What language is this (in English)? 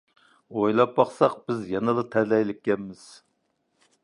Uyghur